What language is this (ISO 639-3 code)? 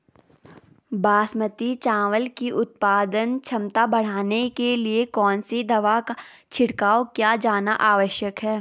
hin